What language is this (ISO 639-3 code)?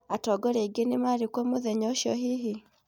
kik